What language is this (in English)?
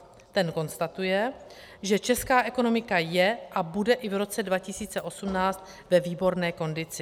Czech